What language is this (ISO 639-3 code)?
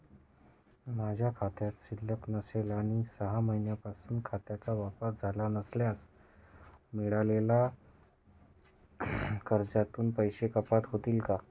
mar